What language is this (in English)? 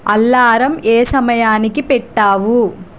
Telugu